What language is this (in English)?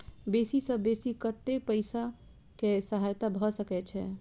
Maithili